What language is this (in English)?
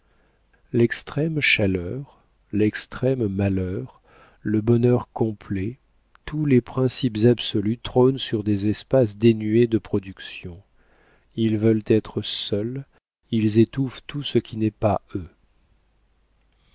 French